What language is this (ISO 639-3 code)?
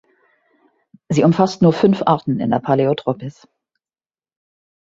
deu